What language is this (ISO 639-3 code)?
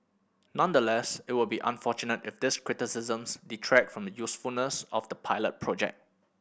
eng